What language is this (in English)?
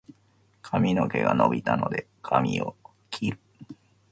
Japanese